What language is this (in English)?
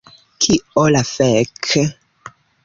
Esperanto